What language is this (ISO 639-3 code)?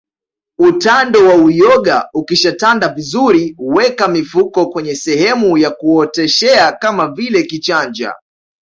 swa